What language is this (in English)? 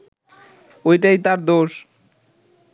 Bangla